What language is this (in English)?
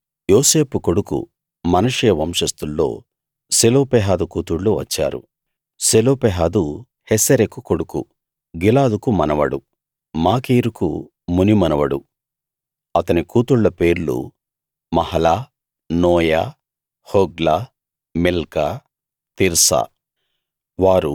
Telugu